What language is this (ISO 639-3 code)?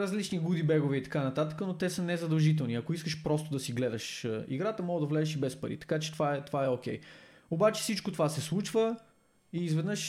bul